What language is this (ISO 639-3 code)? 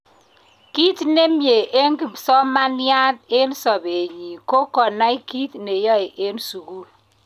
kln